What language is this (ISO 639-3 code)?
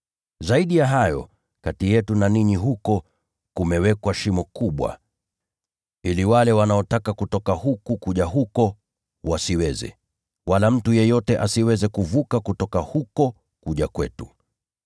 swa